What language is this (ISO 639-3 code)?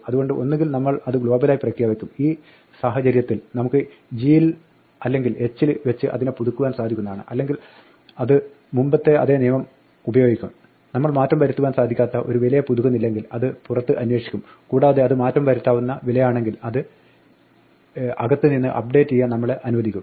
mal